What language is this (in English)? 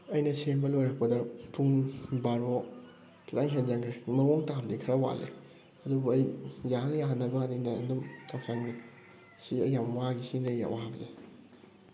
Manipuri